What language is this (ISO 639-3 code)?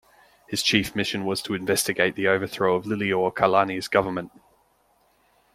eng